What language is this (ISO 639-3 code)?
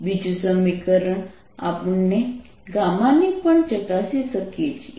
guj